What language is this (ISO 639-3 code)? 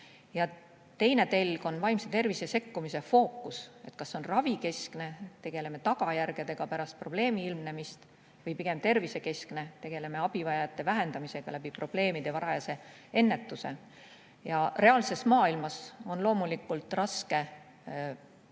est